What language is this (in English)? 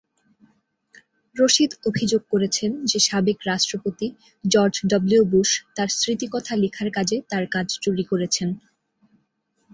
Bangla